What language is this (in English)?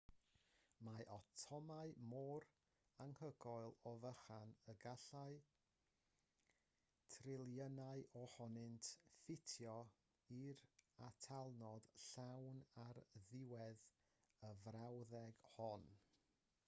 Welsh